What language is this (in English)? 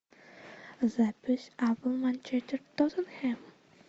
Russian